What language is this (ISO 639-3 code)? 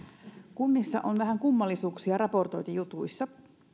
fin